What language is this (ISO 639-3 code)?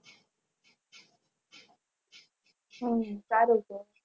guj